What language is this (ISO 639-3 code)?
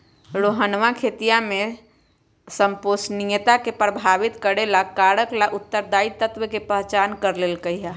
mag